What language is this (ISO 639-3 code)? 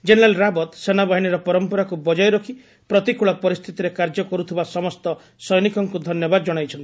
ori